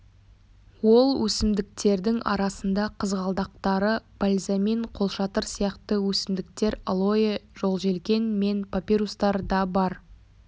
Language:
Kazakh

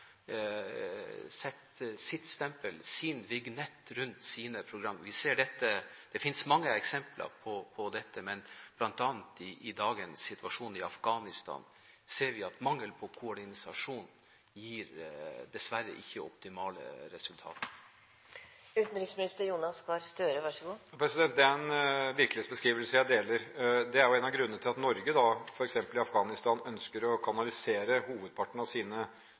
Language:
Norwegian Bokmål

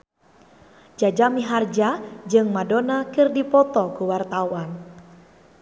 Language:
Sundanese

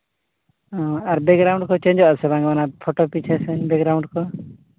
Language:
Santali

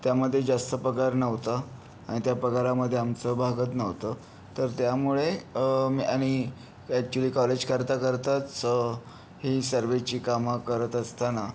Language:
Marathi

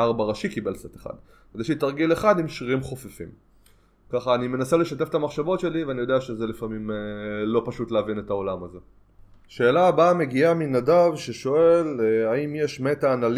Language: Hebrew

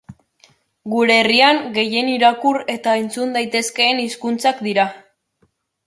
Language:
Basque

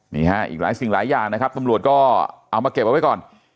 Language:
Thai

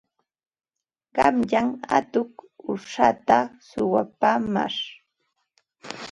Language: Ambo-Pasco Quechua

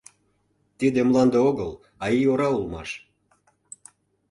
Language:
Mari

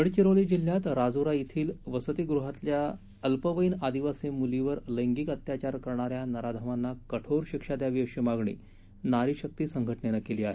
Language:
Marathi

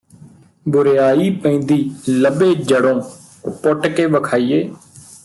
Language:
Punjabi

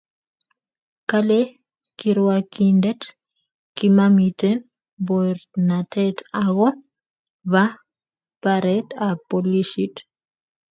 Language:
Kalenjin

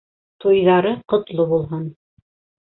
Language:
Bashkir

